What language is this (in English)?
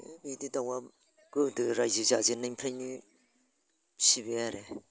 Bodo